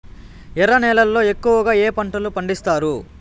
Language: Telugu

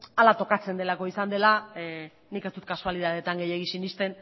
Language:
Basque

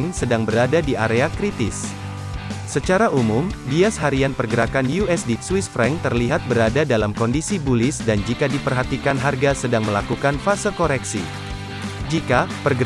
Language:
Indonesian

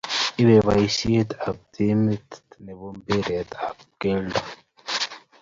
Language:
Kalenjin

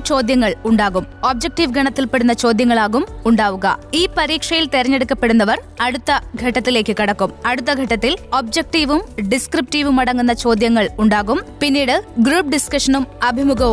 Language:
Malayalam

